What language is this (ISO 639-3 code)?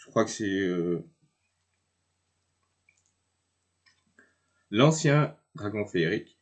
fra